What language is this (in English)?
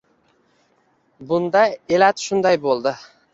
Uzbek